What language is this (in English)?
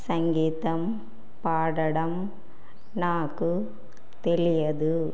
Telugu